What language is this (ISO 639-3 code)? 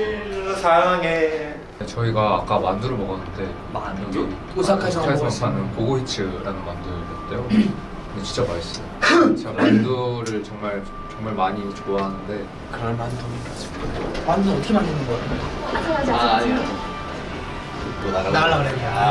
kor